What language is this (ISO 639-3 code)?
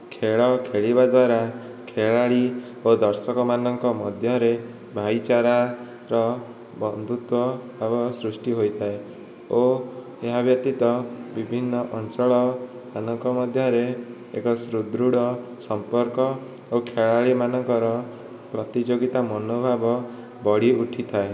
ori